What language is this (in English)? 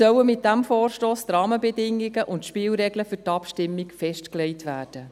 Swiss German